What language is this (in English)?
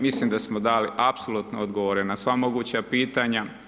Croatian